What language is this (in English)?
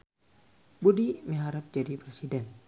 Sundanese